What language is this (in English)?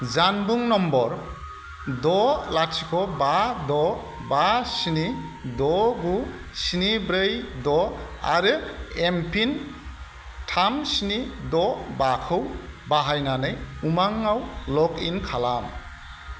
Bodo